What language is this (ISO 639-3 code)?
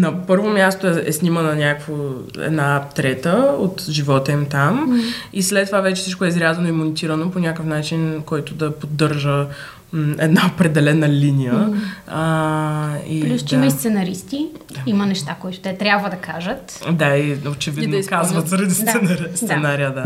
bul